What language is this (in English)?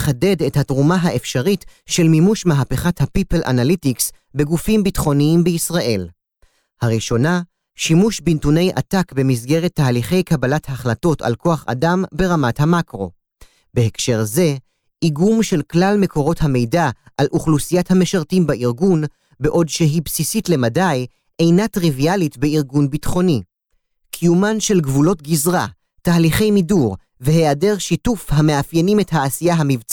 Hebrew